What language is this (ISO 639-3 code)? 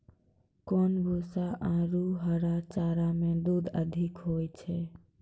mai